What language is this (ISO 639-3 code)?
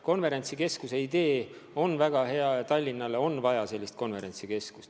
est